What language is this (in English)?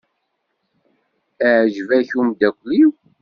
Kabyle